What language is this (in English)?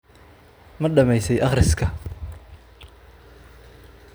Somali